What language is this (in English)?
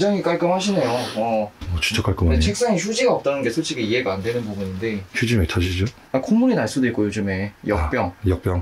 Korean